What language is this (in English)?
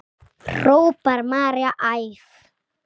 Icelandic